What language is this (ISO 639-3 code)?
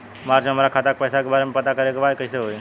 bho